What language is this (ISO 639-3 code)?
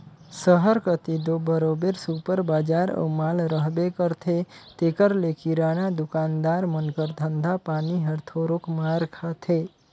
hne